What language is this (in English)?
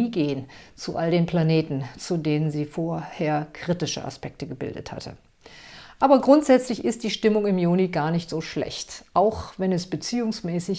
German